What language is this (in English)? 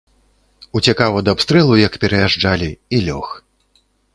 Belarusian